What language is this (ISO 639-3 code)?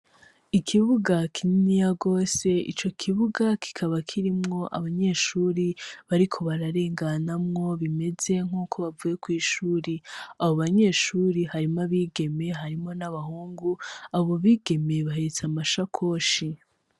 run